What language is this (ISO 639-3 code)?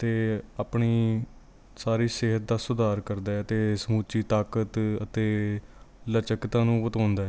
pan